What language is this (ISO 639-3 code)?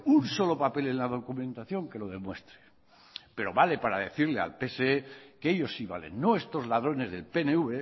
spa